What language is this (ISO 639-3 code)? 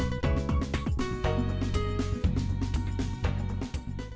vie